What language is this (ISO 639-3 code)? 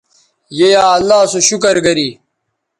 btv